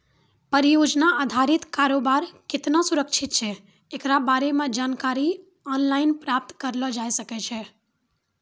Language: Maithili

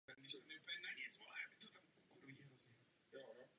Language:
Czech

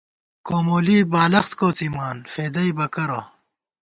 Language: Gawar-Bati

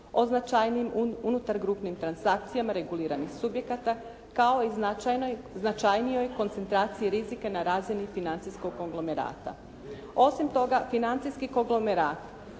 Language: Croatian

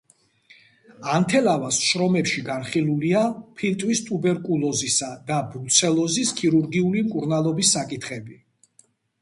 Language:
Georgian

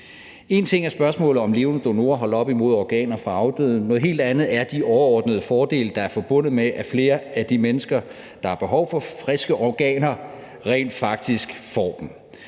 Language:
Danish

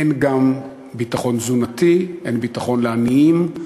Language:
Hebrew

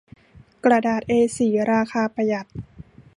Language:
Thai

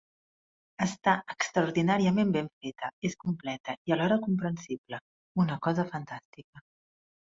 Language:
Catalan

